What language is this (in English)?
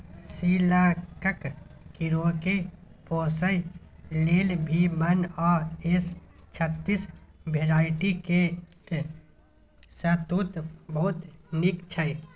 Maithili